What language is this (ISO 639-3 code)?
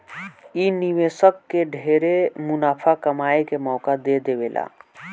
bho